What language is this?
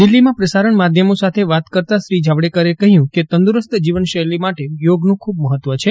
Gujarati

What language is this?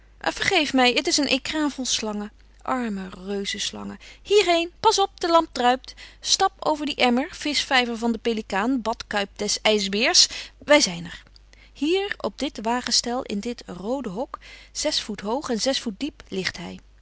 Dutch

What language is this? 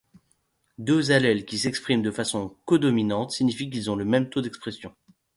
French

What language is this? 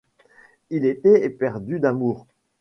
French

